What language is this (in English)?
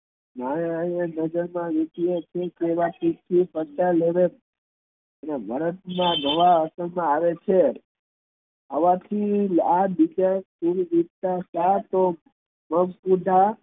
Gujarati